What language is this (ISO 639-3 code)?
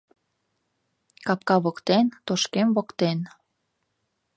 chm